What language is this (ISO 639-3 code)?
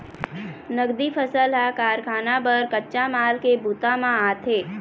hne